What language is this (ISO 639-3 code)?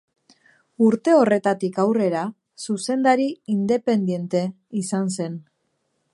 eus